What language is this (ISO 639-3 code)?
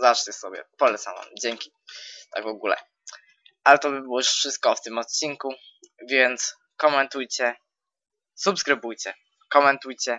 pol